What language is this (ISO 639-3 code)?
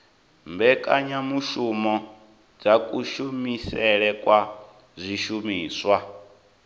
ven